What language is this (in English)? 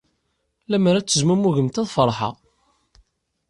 Kabyle